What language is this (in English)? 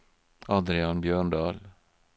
Norwegian